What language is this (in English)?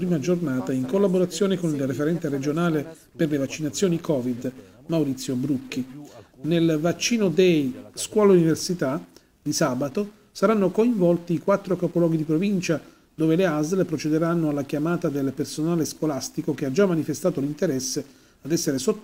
Italian